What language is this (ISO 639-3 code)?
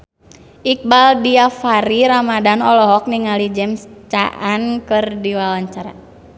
sun